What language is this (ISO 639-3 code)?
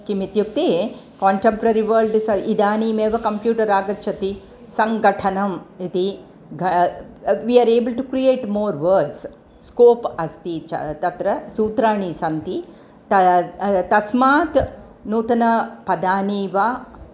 san